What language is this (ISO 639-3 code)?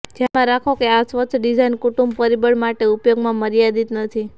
guj